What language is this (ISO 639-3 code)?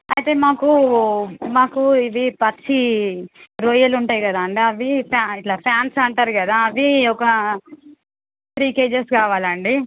tel